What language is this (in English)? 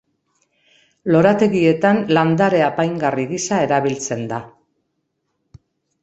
Basque